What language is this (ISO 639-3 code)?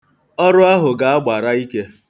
ibo